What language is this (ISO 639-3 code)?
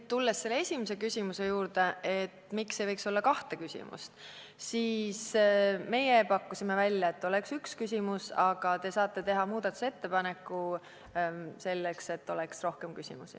est